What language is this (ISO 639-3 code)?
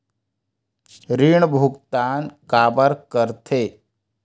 hne